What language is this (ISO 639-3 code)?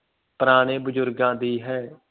pan